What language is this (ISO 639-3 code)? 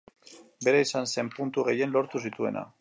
eus